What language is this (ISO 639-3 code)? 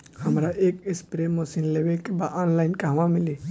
bho